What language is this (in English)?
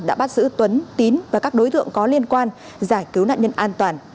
Vietnamese